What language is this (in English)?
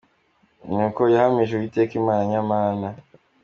Kinyarwanda